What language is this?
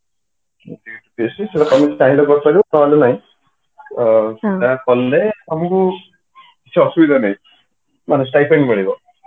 Odia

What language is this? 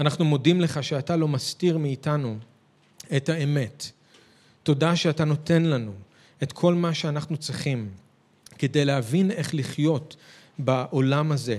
Hebrew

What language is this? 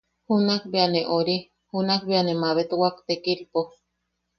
Yaqui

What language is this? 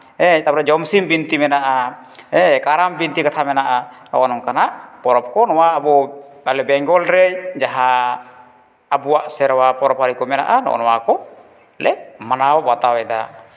Santali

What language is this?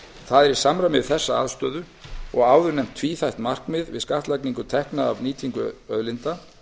Icelandic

